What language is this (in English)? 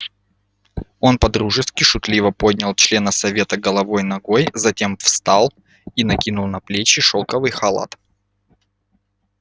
Russian